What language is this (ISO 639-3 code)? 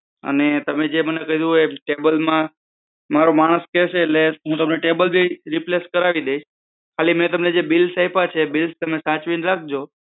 guj